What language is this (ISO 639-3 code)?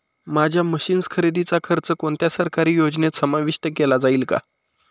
mar